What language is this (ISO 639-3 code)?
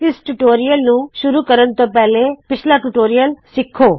pan